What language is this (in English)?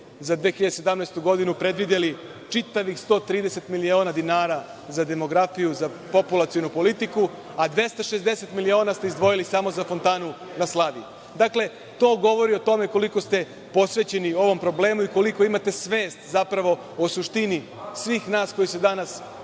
Serbian